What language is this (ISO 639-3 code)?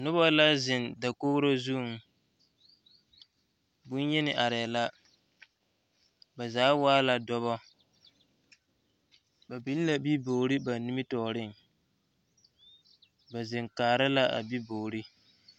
dga